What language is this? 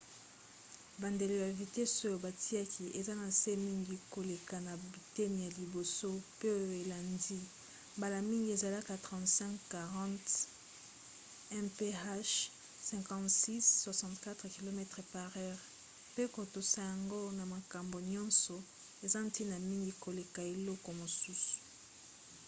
Lingala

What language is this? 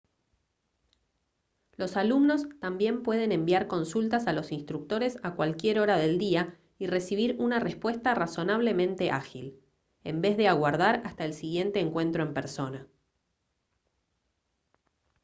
Spanish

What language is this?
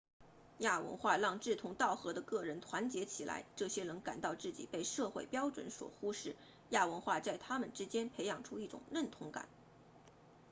Chinese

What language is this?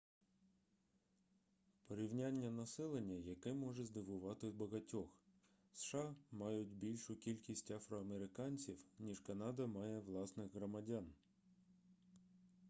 Ukrainian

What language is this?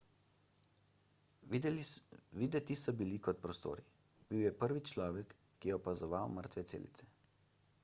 Slovenian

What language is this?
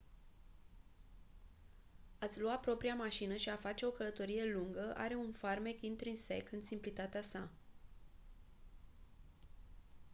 Romanian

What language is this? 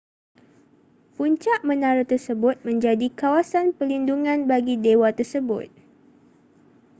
Malay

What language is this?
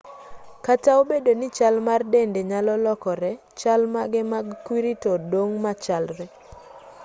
Luo (Kenya and Tanzania)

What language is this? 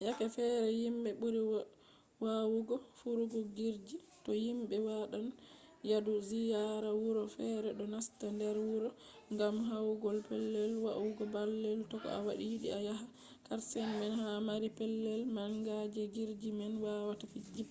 Fula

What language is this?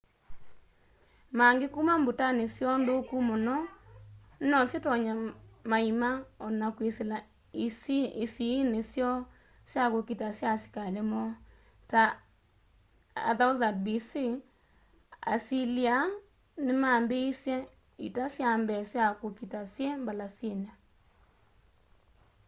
Kamba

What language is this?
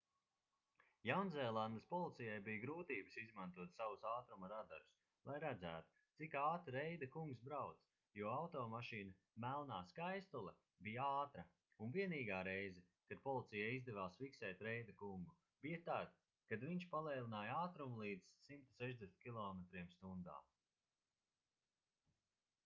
Latvian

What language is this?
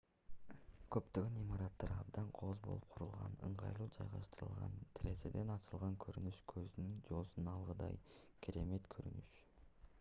Kyrgyz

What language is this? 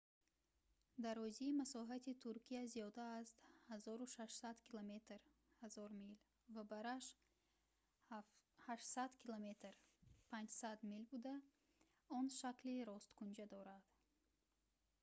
Tajik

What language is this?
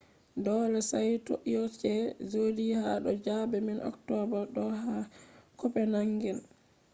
Fula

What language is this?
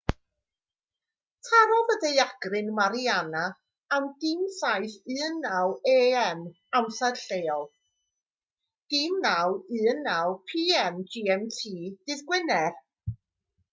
Welsh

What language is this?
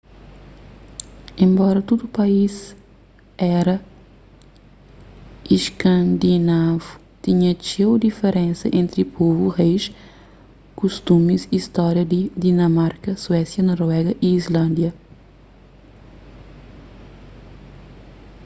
Kabuverdianu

